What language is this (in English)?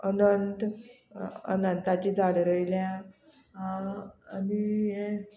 Konkani